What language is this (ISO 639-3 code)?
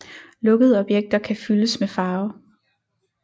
dan